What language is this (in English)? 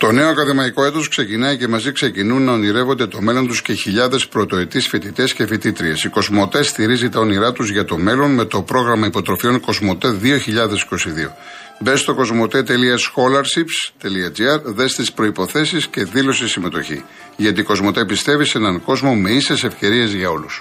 Greek